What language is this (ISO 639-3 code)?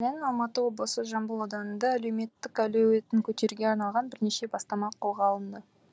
kaz